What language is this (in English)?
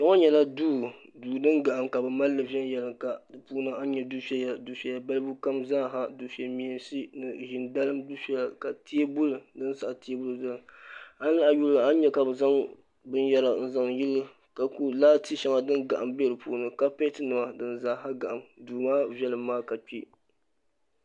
Dagbani